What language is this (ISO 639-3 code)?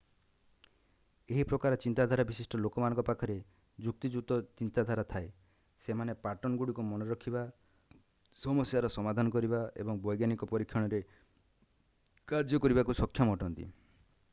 ori